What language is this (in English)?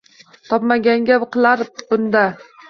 Uzbek